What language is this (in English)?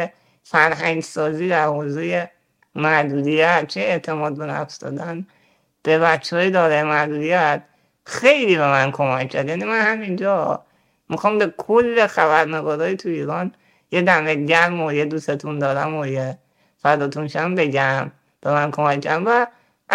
Persian